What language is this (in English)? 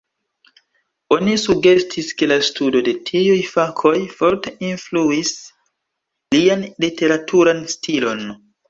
Esperanto